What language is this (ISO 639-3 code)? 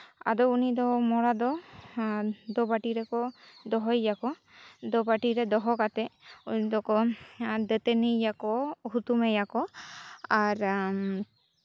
sat